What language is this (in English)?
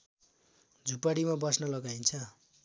Nepali